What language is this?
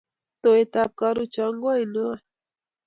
Kalenjin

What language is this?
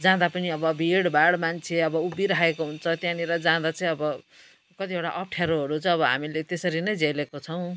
Nepali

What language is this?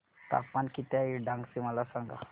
Marathi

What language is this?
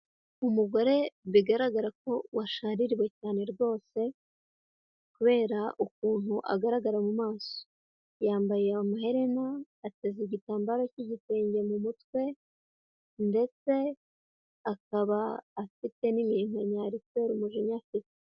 Kinyarwanda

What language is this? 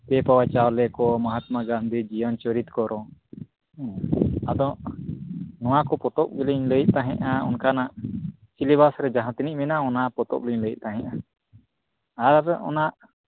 Santali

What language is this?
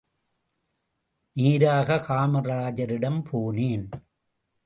Tamil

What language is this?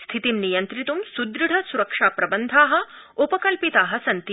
Sanskrit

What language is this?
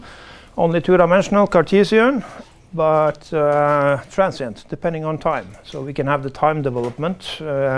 English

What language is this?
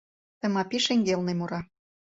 Mari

